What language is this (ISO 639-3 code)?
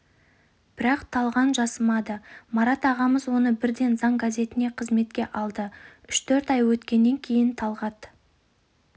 kaz